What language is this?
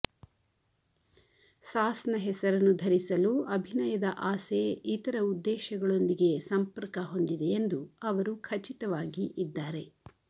Kannada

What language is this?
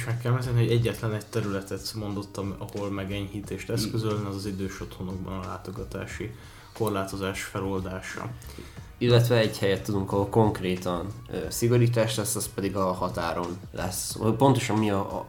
Hungarian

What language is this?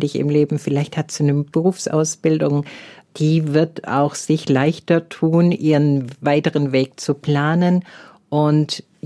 German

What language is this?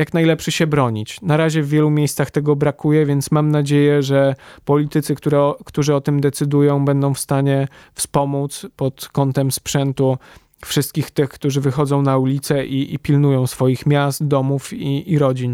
Polish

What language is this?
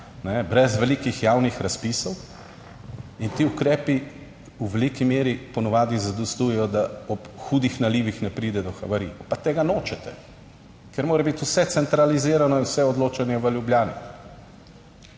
Slovenian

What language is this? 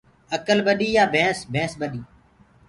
Gurgula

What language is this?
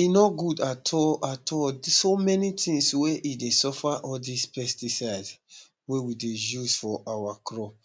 Nigerian Pidgin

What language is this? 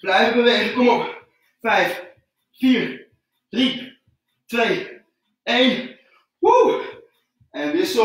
Dutch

